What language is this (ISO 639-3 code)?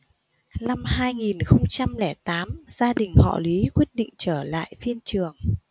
vie